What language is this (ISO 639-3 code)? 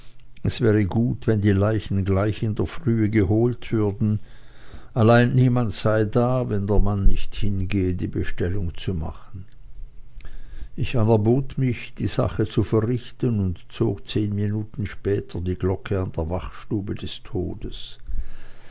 deu